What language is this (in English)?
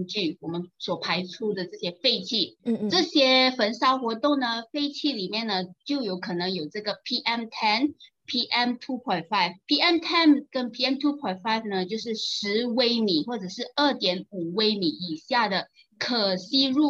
Chinese